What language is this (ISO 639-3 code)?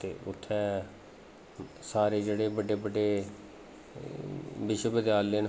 doi